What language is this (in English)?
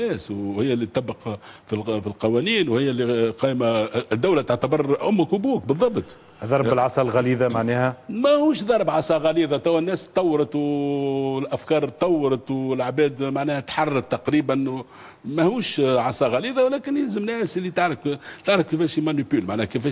Arabic